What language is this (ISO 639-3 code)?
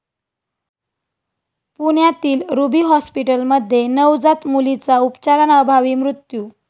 mar